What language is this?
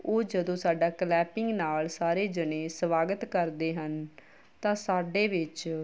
Punjabi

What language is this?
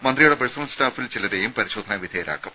Malayalam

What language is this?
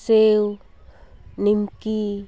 Santali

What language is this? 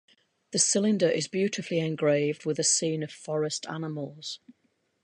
English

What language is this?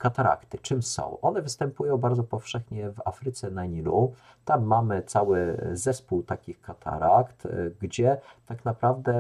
Polish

